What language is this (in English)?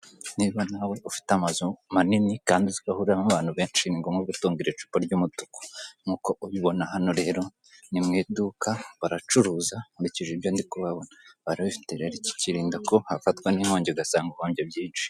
Kinyarwanda